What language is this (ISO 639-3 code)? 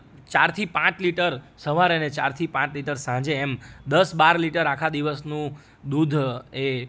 guj